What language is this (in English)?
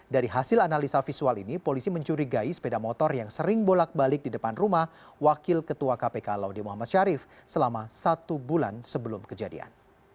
Indonesian